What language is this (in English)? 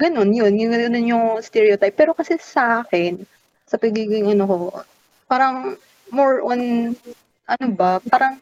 Filipino